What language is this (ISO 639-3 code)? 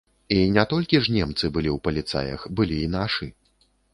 bel